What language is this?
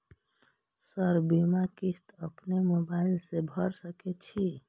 Maithili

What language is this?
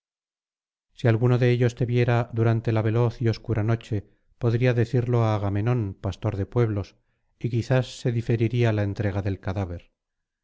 Spanish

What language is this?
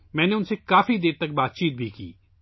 Urdu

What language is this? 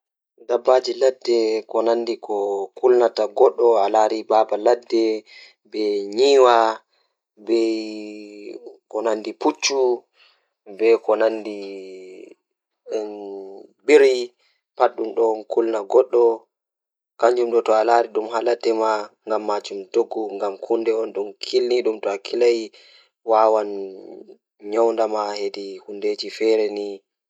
Fula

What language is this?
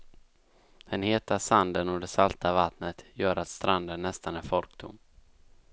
Swedish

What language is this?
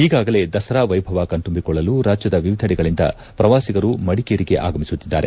Kannada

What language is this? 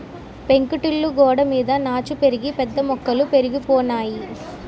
Telugu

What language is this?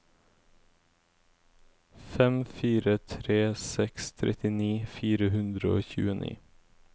Norwegian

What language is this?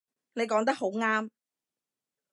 Cantonese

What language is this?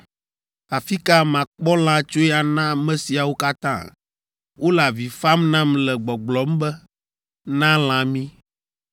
Ewe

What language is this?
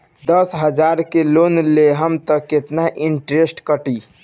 Bhojpuri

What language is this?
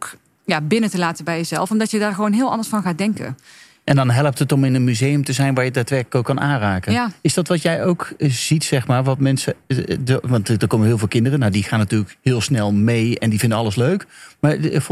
Dutch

